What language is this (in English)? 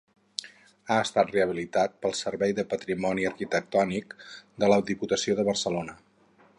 Catalan